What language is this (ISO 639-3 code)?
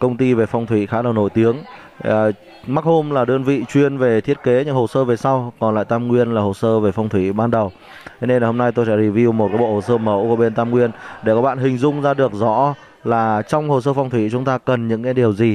vie